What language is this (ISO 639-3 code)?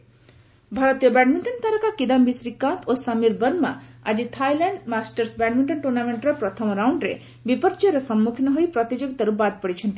ori